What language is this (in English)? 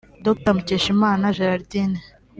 Kinyarwanda